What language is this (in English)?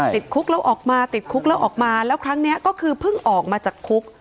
Thai